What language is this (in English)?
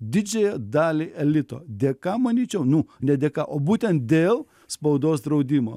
Lithuanian